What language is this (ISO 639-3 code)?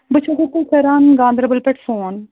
kas